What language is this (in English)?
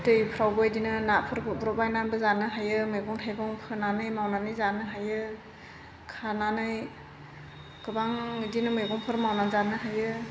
Bodo